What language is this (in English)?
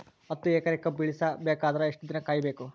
Kannada